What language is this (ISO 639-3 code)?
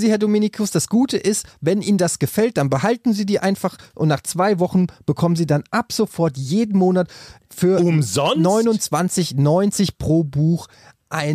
deu